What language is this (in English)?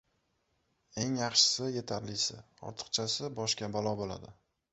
Uzbek